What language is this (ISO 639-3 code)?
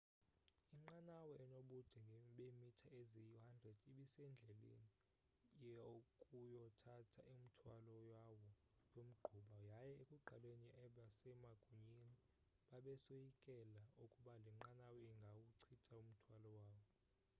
xho